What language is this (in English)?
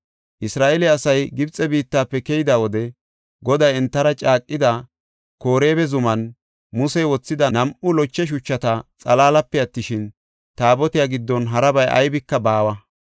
Gofa